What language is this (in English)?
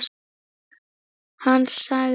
Icelandic